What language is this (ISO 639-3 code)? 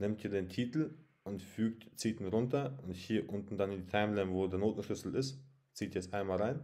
deu